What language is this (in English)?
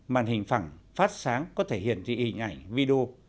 Vietnamese